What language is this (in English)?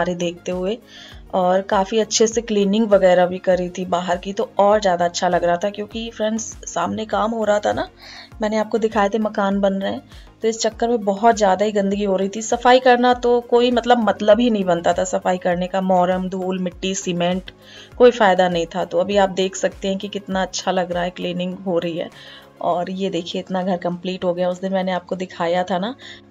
Hindi